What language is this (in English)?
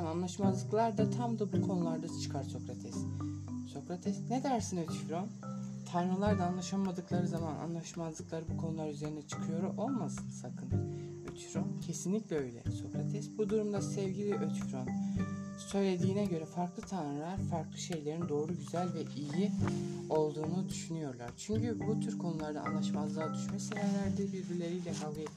Turkish